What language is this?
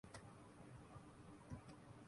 Urdu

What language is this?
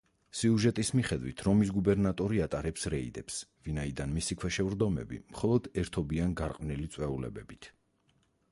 Georgian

